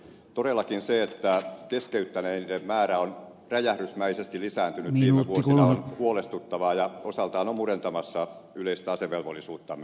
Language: Finnish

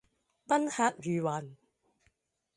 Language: Cantonese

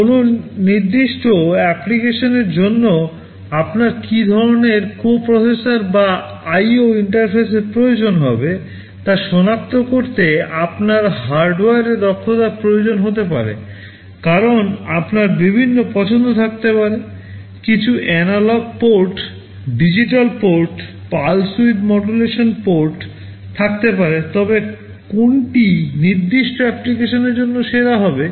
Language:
Bangla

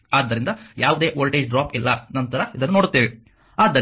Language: Kannada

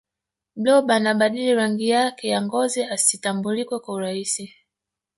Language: Swahili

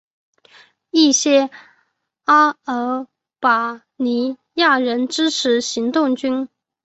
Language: Chinese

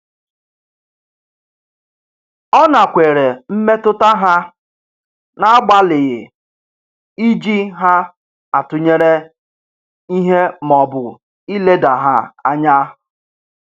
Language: Igbo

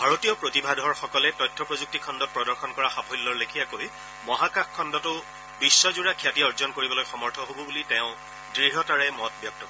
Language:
Assamese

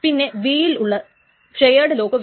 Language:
Malayalam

